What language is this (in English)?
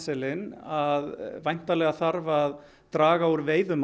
Icelandic